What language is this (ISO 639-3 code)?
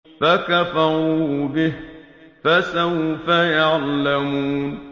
ara